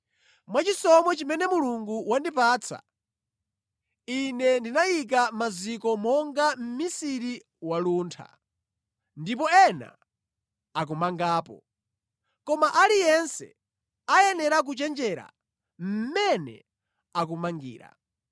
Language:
Nyanja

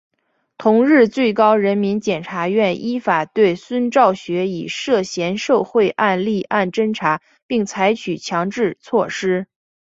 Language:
Chinese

